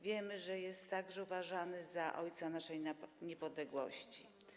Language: Polish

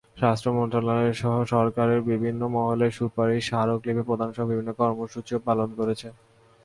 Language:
Bangla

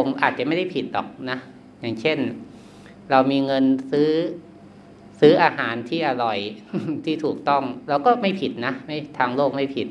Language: Thai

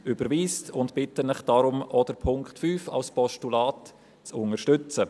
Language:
Swiss German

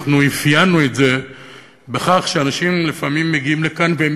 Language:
Hebrew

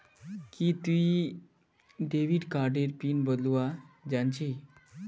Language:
Magahi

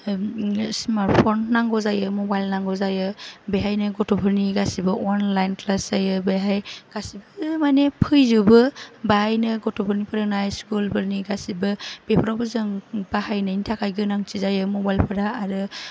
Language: Bodo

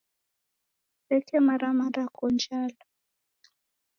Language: Taita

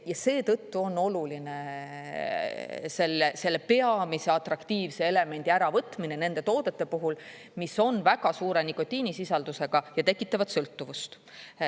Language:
Estonian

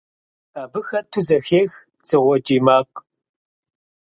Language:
Kabardian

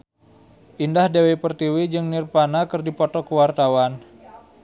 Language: Sundanese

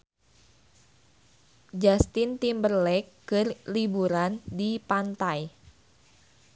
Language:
Sundanese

